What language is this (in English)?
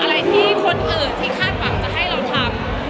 Thai